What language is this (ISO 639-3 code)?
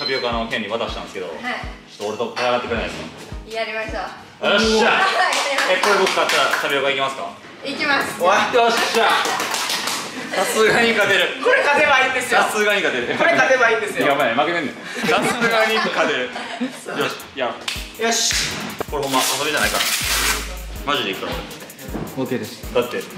jpn